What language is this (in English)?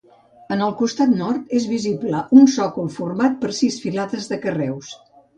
Catalan